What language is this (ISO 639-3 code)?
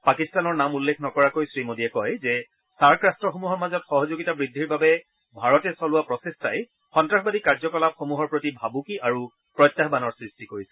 asm